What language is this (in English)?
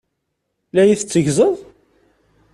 Kabyle